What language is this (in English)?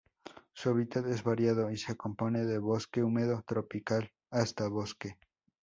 Spanish